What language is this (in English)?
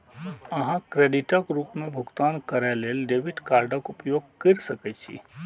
Maithili